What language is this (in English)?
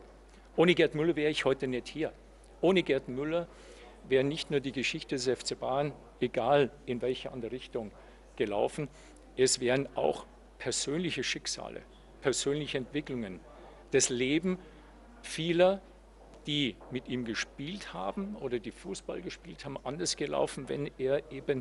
German